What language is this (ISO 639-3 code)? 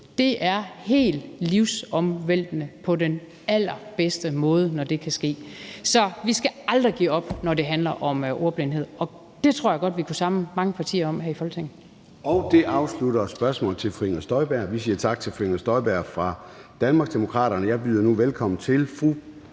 dan